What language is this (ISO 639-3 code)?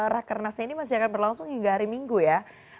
ind